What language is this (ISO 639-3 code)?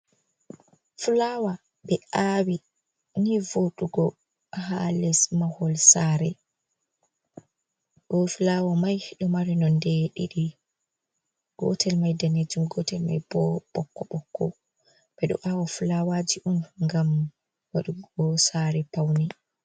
ful